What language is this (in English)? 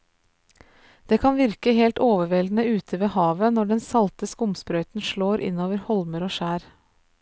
Norwegian